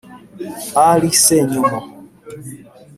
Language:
Kinyarwanda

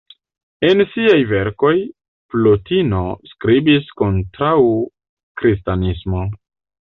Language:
Esperanto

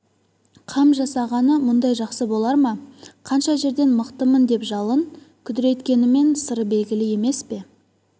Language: Kazakh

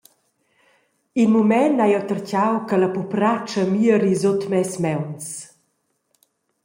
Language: Romansh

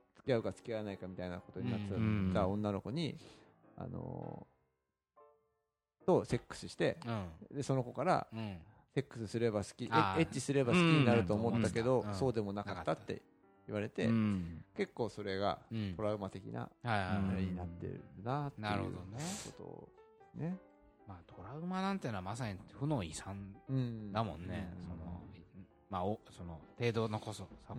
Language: Japanese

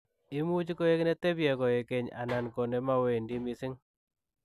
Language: Kalenjin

